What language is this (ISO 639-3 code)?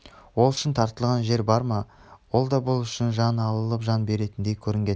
kaz